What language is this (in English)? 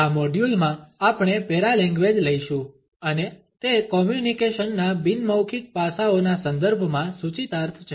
Gujarati